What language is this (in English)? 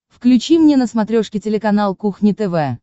Russian